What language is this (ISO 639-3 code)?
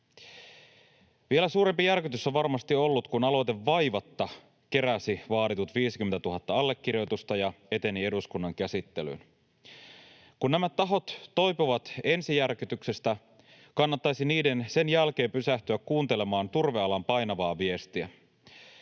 fin